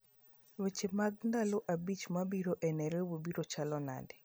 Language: Luo (Kenya and Tanzania)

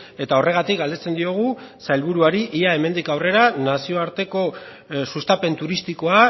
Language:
Basque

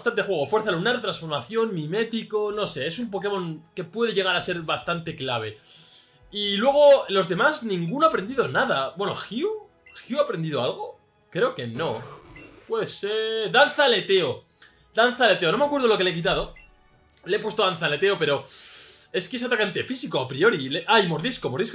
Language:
Spanish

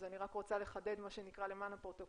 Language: Hebrew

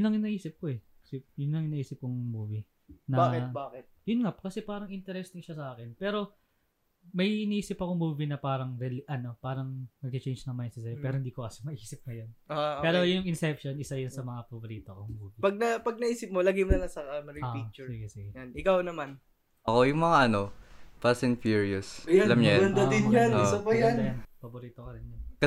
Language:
Filipino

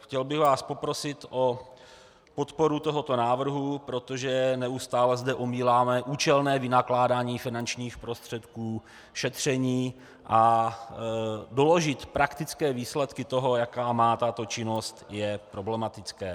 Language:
Czech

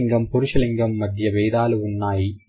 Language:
Telugu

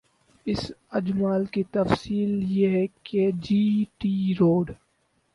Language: Urdu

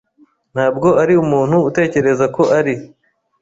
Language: Kinyarwanda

